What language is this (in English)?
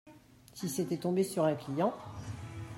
French